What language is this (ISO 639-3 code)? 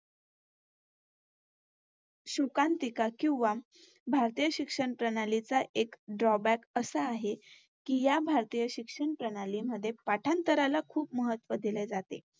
mar